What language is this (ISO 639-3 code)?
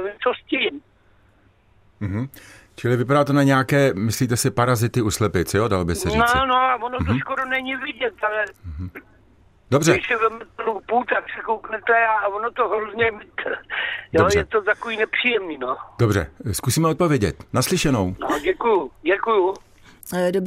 ces